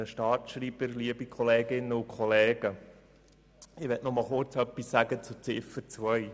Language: Swiss German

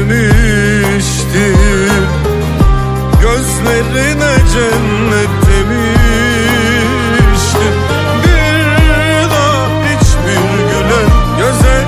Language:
Turkish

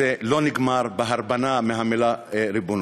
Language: Hebrew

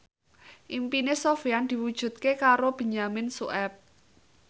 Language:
Javanese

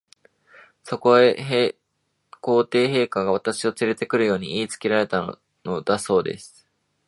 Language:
Japanese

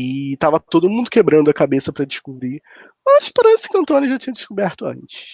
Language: Portuguese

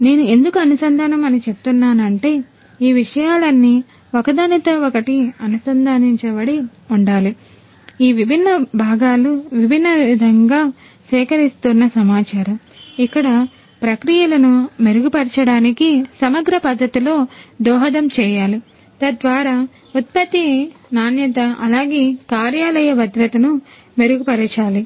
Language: Telugu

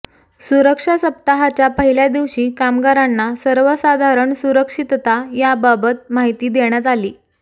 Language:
Marathi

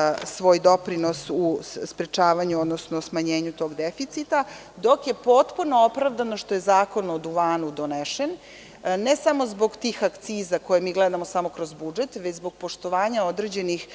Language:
Serbian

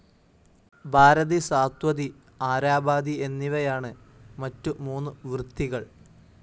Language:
Malayalam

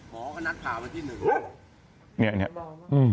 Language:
Thai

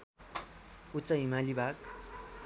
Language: Nepali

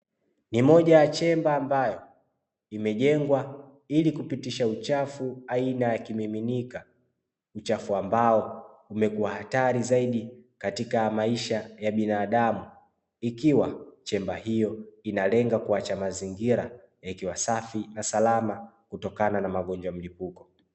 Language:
Swahili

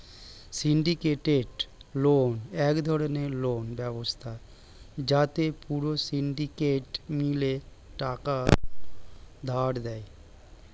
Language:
Bangla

